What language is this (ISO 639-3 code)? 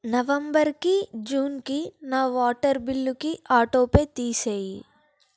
tel